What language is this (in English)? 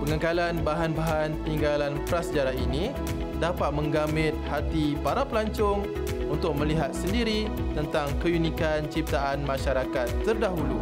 Malay